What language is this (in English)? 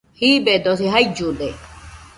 Nüpode Huitoto